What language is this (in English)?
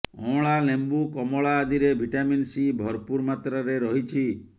Odia